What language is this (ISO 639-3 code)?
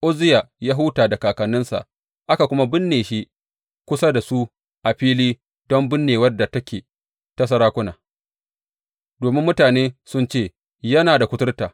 hau